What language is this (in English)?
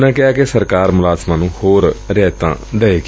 Punjabi